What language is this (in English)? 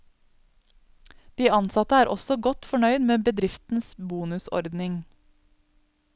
Norwegian